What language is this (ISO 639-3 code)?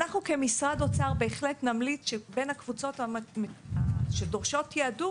heb